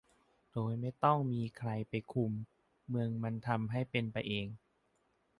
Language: Thai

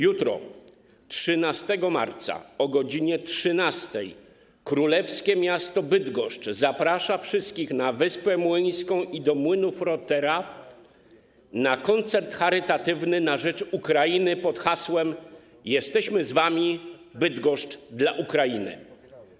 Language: Polish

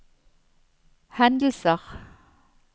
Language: Norwegian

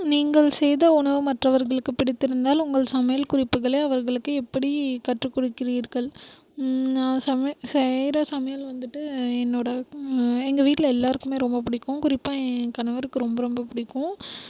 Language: Tamil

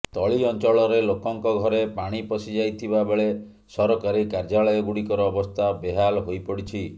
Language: Odia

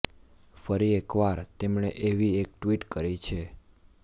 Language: Gujarati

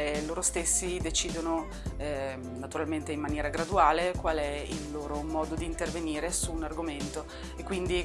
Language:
Italian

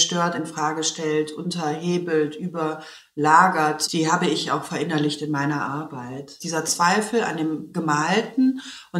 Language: German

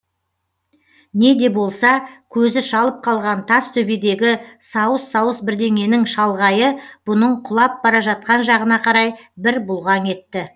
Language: Kazakh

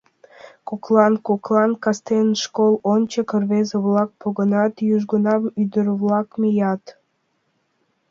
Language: Mari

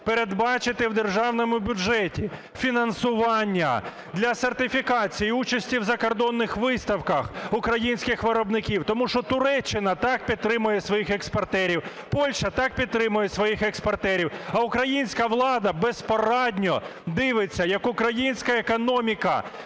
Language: Ukrainian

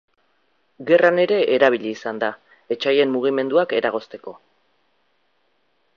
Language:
Basque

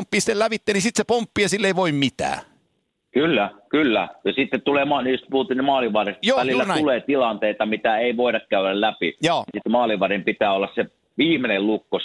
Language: Finnish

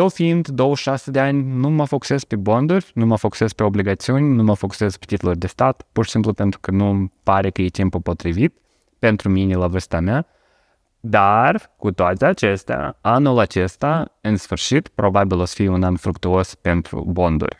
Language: Romanian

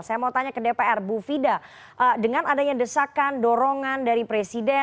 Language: Indonesian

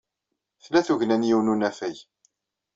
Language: Kabyle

